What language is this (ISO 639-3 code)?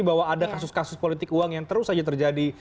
ind